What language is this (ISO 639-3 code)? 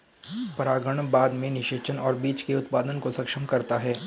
hin